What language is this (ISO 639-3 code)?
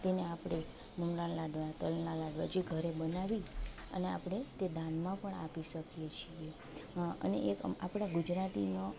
guj